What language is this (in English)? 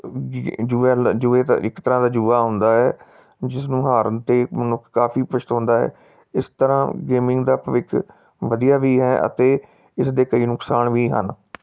Punjabi